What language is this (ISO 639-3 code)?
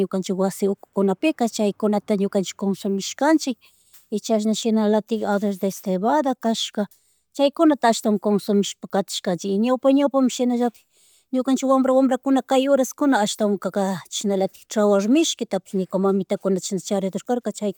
qug